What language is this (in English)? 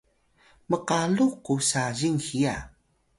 Atayal